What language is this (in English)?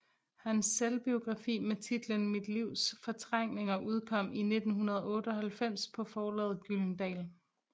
Danish